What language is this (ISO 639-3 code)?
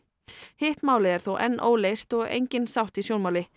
isl